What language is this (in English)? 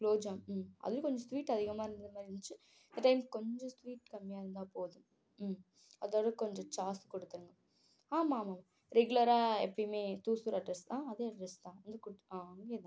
Tamil